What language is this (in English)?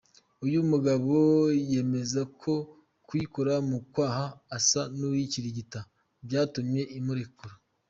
Kinyarwanda